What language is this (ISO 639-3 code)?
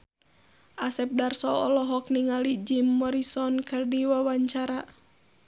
sun